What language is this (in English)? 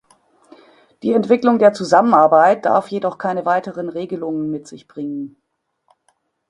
German